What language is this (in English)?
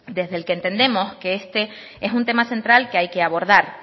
Spanish